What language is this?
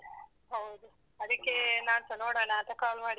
Kannada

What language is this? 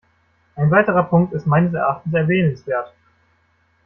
German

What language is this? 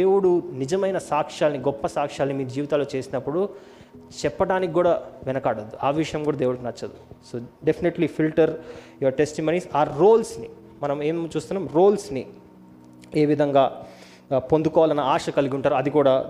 Telugu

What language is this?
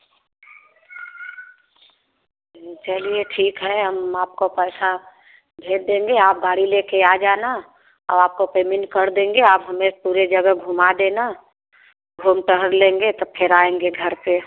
Hindi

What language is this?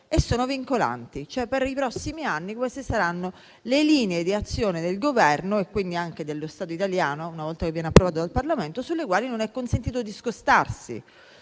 Italian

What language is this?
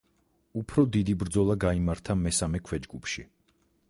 Georgian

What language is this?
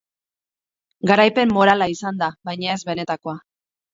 Basque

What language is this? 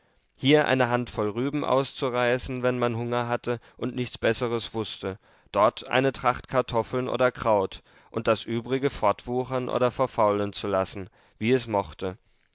German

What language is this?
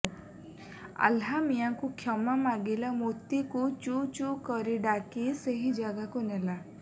Odia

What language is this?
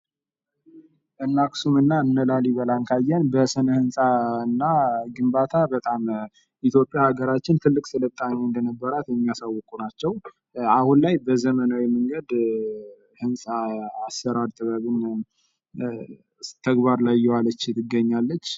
Amharic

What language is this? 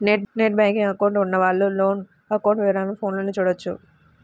Telugu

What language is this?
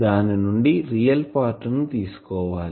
Telugu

